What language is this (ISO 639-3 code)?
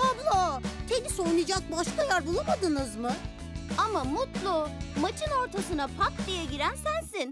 tur